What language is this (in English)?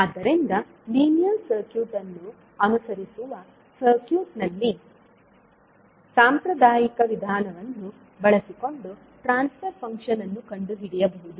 Kannada